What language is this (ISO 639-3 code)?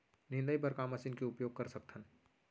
hne